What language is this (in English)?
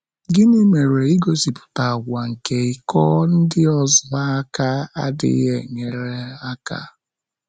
Igbo